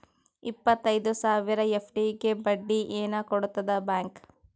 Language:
Kannada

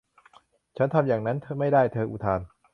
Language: Thai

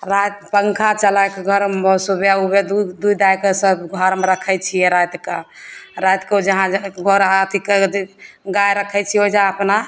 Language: Maithili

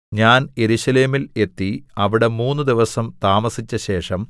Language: Malayalam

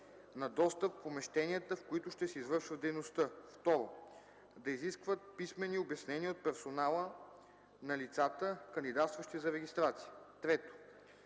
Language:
Bulgarian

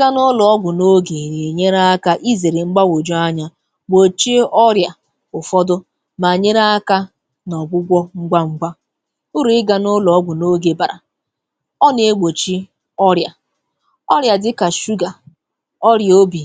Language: Igbo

